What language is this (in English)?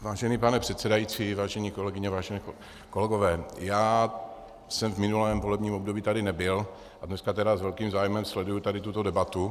Czech